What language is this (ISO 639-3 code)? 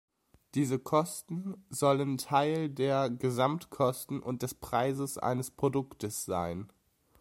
deu